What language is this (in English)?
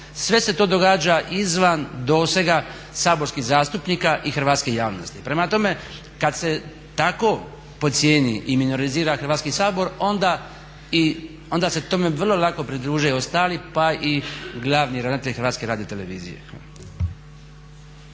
Croatian